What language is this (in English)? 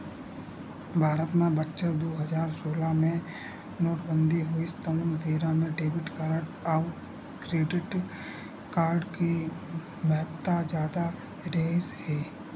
Chhattisgarhi